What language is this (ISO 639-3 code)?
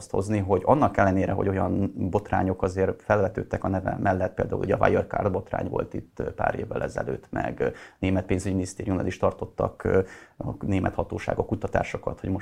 hun